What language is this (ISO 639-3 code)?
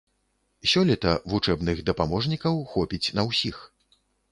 bel